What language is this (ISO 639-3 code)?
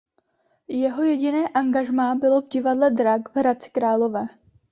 ces